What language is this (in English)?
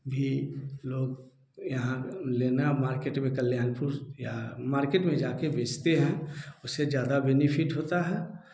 Hindi